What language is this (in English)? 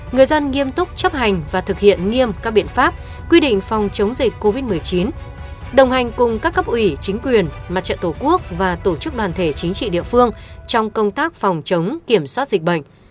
Vietnamese